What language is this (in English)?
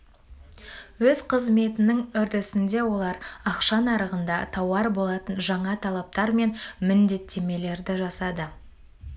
Kazakh